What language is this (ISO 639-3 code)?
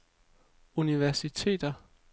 dan